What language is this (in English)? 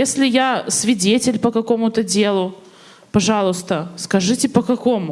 Russian